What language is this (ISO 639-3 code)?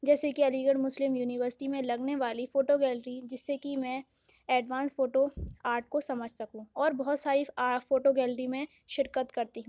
urd